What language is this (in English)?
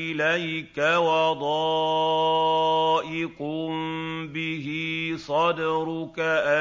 Arabic